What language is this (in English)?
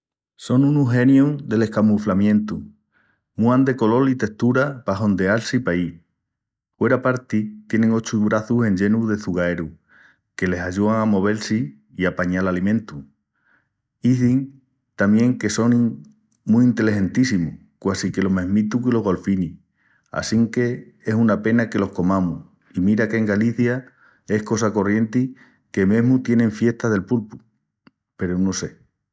Extremaduran